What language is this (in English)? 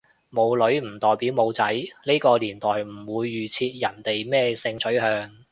Cantonese